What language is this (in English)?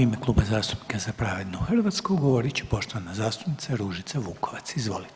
Croatian